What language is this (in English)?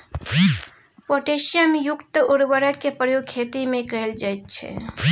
Maithili